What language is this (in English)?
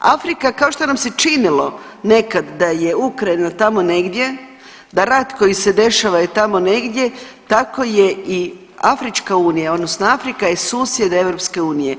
Croatian